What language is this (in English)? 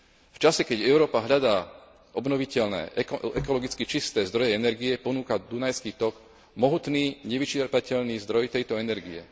Slovak